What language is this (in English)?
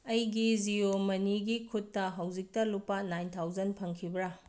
Manipuri